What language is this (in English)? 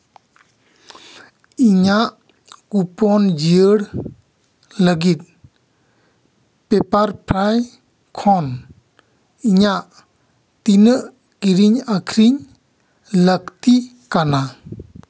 Santali